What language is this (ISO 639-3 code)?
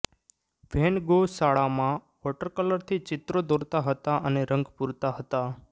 guj